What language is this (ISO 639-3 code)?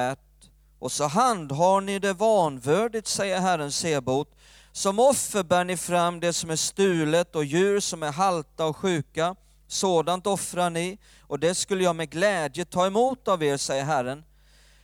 swe